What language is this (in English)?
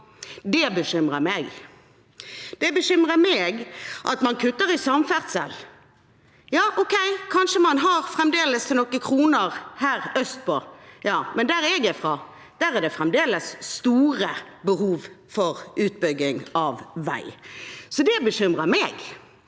Norwegian